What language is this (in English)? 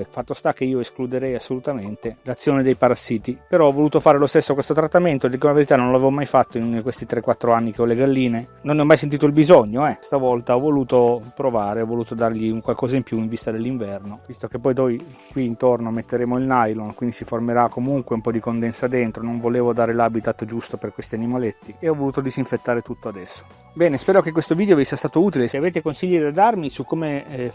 Italian